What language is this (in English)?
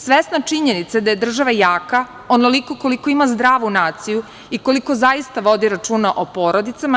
Serbian